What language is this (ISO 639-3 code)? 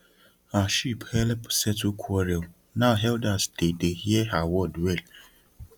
pcm